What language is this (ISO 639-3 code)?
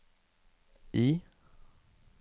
nor